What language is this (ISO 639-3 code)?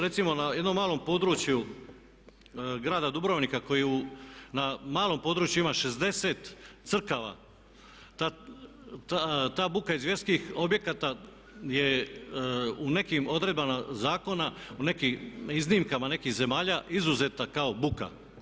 hrv